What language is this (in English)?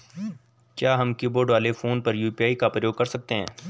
Hindi